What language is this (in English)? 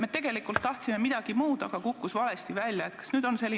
Estonian